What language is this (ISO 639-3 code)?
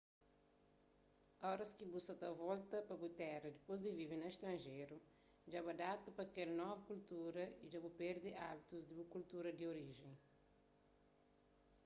kea